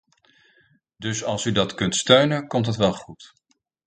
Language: Dutch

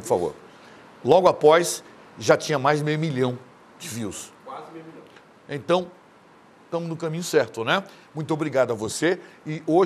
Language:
Portuguese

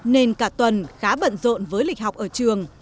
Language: Vietnamese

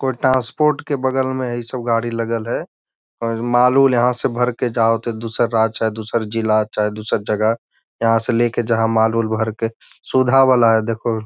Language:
Magahi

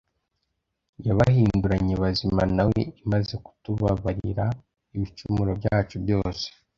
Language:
Kinyarwanda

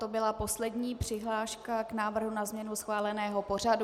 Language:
Czech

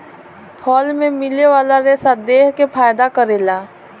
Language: Bhojpuri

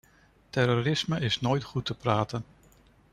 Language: Dutch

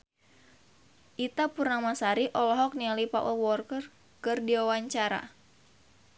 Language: Sundanese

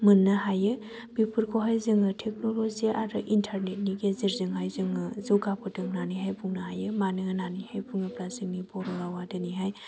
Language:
Bodo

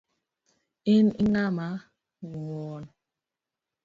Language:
Luo (Kenya and Tanzania)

